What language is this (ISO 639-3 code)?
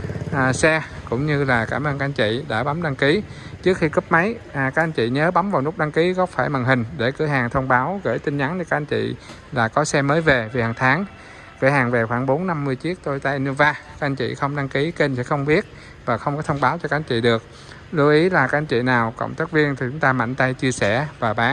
vie